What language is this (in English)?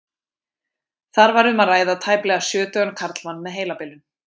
Icelandic